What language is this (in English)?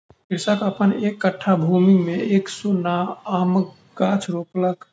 Maithili